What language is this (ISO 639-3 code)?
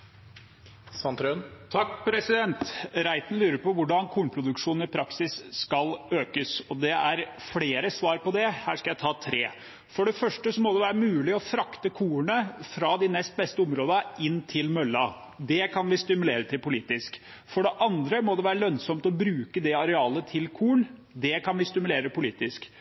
nob